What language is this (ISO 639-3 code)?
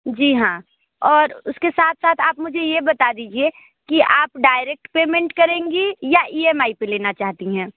hin